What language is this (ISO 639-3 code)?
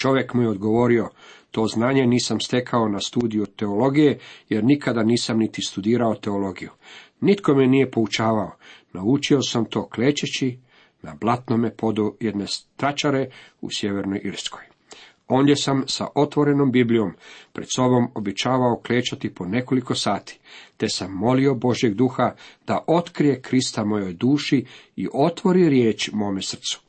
hrv